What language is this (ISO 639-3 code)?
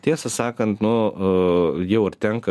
lit